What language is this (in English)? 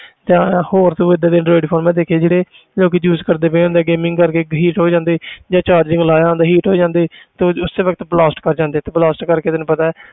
Punjabi